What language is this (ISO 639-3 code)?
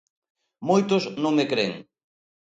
glg